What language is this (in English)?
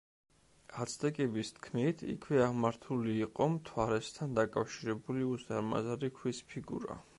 Georgian